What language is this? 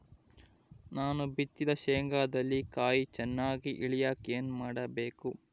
Kannada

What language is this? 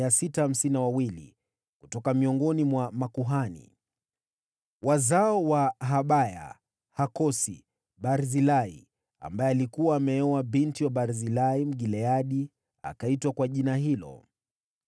Swahili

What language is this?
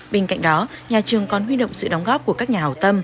Vietnamese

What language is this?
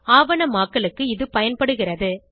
Tamil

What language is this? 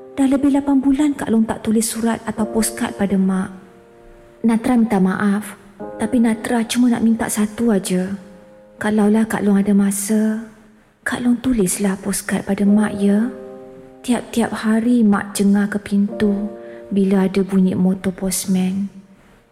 Malay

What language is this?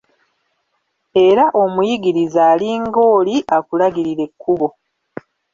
Ganda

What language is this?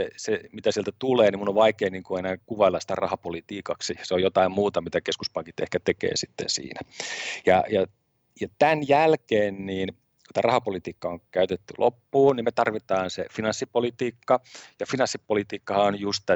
Finnish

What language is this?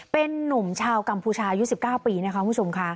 Thai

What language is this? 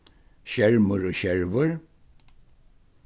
Faroese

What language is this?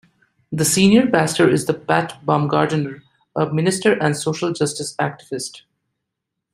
English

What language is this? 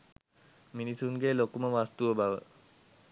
Sinhala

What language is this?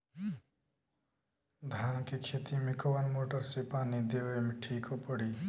Bhojpuri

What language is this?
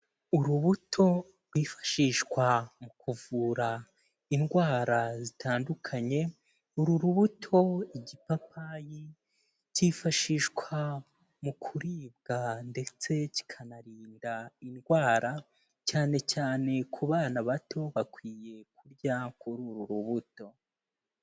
Kinyarwanda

